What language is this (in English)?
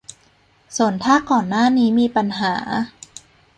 Thai